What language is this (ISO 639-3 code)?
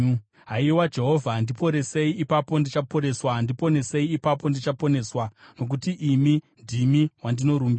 sna